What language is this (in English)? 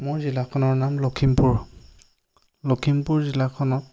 Assamese